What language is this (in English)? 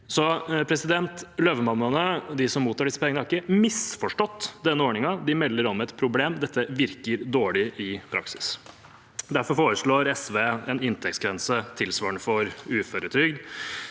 Norwegian